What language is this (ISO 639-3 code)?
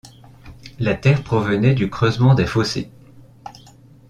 fra